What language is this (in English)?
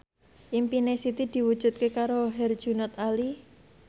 Javanese